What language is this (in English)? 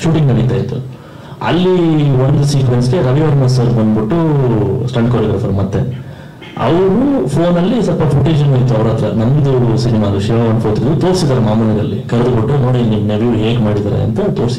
Indonesian